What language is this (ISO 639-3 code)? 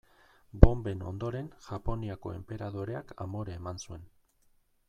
eus